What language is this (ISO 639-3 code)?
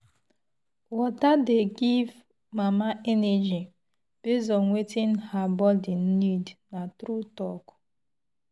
pcm